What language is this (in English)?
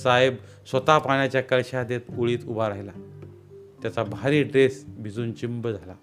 Marathi